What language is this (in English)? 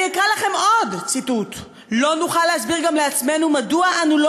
Hebrew